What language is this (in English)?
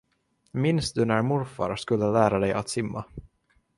Swedish